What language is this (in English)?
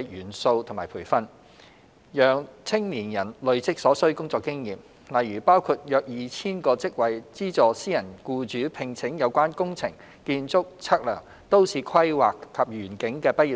Cantonese